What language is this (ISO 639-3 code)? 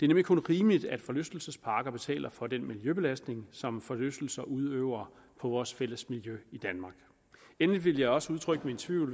dan